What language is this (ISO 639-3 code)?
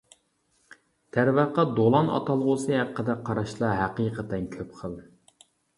uig